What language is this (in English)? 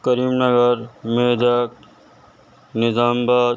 Urdu